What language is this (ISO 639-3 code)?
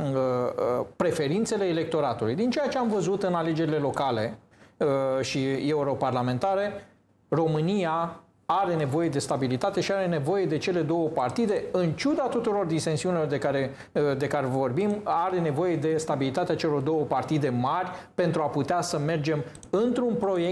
ron